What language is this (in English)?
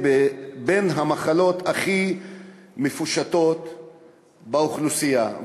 Hebrew